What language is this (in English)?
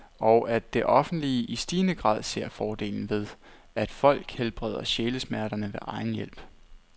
Danish